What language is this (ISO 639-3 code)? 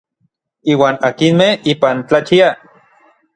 nlv